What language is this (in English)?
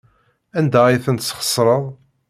Kabyle